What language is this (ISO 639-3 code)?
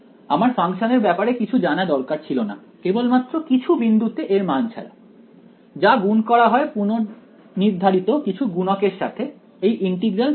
ben